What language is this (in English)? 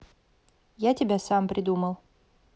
Russian